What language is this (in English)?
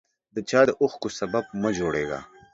Pashto